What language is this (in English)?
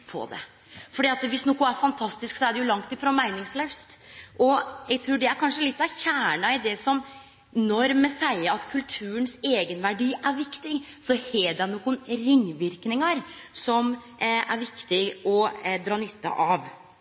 Norwegian Nynorsk